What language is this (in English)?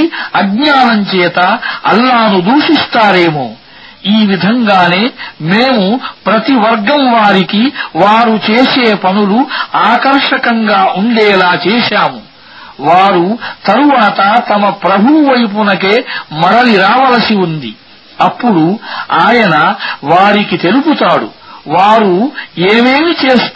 Arabic